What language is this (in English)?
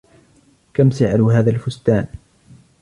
Arabic